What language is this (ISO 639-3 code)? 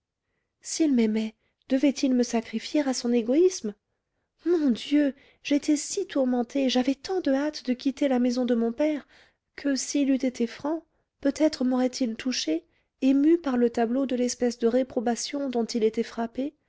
fra